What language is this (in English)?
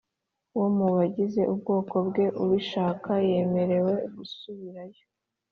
Kinyarwanda